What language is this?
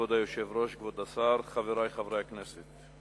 Hebrew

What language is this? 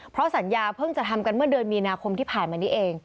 Thai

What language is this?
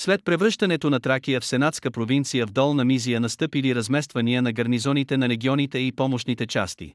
Bulgarian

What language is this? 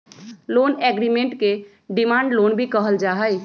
Magahi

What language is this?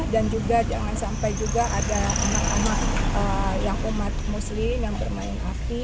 Indonesian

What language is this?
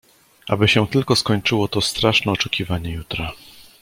Polish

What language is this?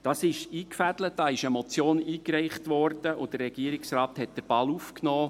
Swiss German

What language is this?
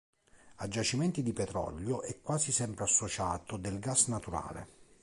Italian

